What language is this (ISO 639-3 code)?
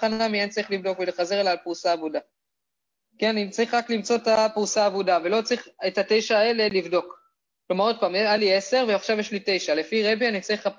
heb